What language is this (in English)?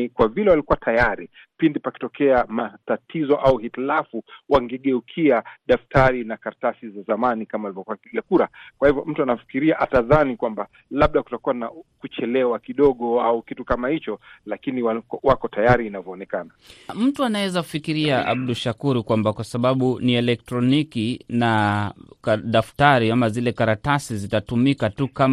Swahili